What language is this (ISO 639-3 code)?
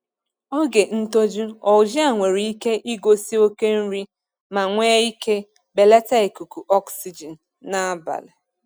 ibo